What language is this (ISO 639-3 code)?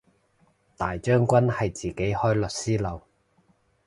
yue